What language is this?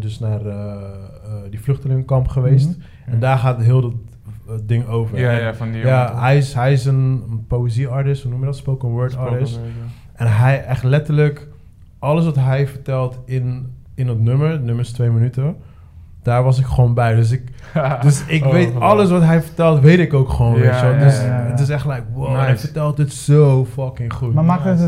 Dutch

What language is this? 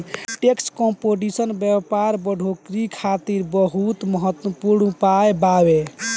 Bhojpuri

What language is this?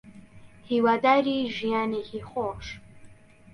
Central Kurdish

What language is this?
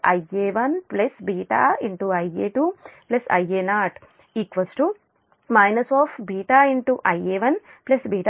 Telugu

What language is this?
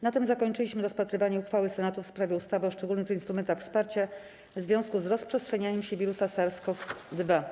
Polish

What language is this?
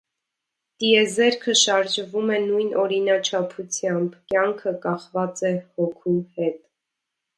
Armenian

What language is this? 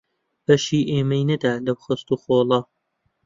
Central Kurdish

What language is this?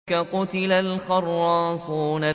Arabic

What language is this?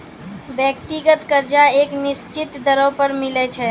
Maithili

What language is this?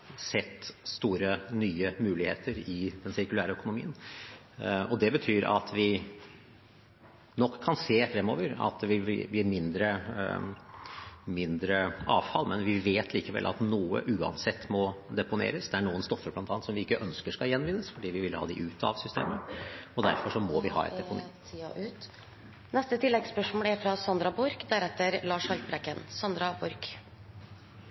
Norwegian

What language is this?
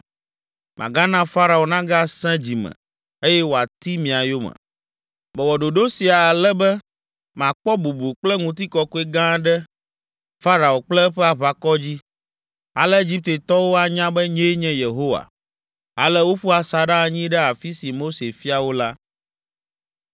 Ewe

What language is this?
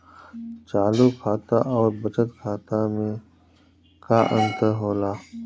Bhojpuri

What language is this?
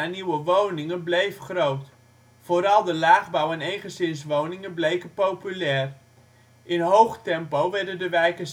Dutch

